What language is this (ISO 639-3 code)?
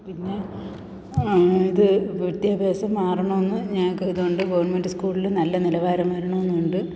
mal